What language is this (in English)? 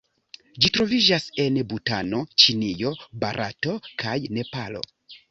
Esperanto